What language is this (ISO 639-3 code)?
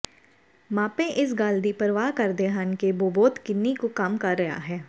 pan